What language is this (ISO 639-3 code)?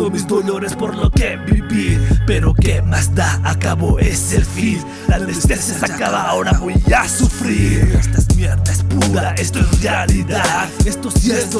spa